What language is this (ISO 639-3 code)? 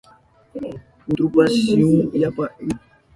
qup